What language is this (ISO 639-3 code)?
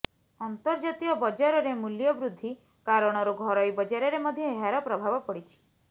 ori